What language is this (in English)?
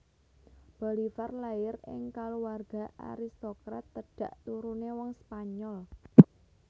Javanese